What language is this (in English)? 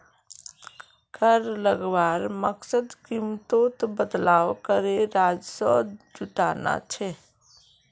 Magahi